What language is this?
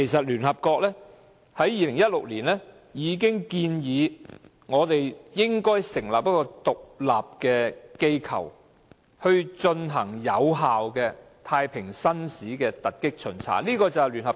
Cantonese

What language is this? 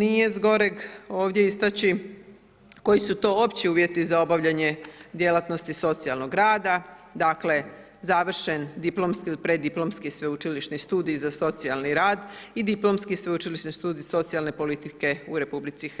Croatian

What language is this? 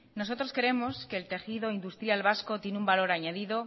Spanish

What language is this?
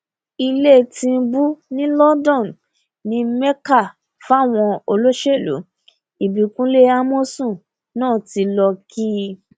Yoruba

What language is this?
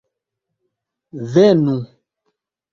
Esperanto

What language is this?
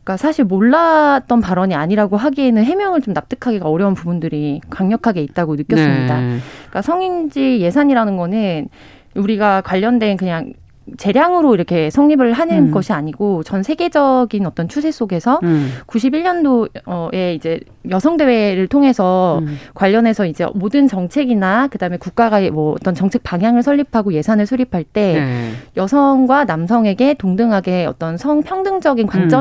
Korean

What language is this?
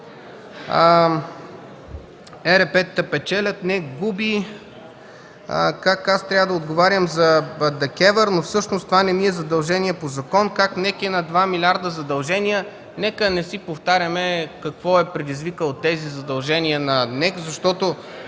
Bulgarian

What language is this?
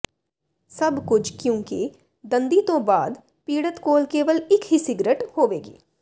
Punjabi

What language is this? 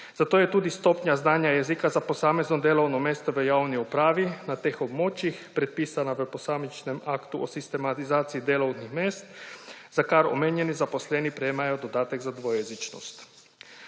Slovenian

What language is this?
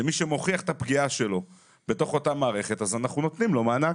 Hebrew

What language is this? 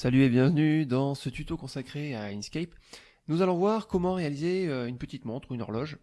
French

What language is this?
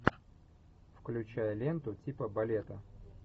Russian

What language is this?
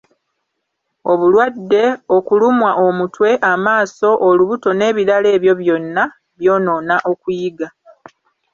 Ganda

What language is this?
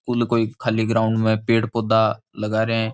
Rajasthani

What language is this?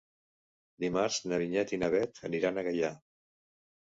Catalan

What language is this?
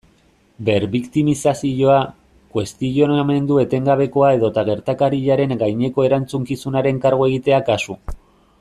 Basque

